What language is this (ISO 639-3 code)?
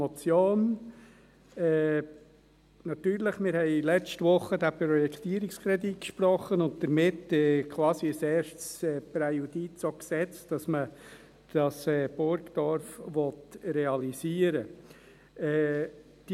gsw